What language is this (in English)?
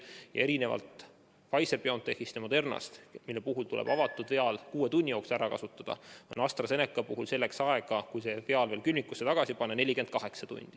Estonian